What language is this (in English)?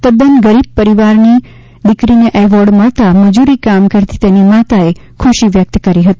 Gujarati